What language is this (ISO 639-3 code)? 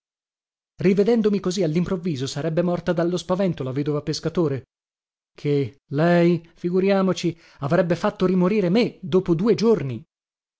ita